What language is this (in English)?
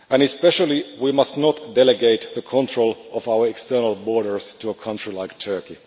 English